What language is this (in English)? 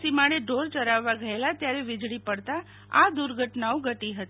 Gujarati